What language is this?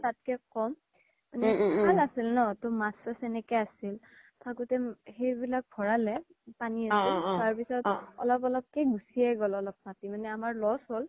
Assamese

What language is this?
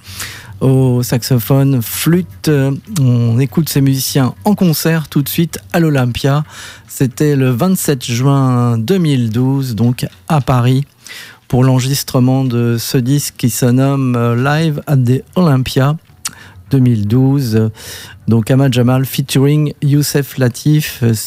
French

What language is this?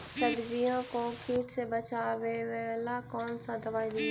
Magahi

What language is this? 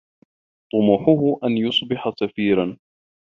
Arabic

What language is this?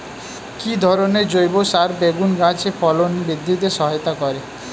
Bangla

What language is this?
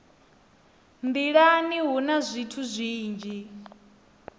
Venda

